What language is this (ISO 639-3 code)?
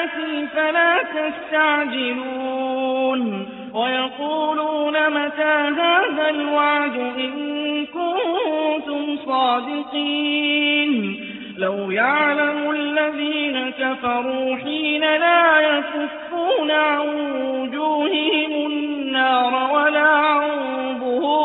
ara